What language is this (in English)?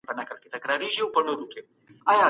Pashto